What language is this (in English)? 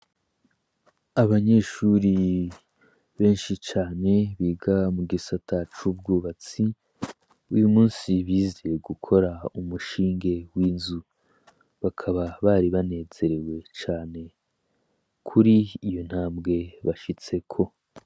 Rundi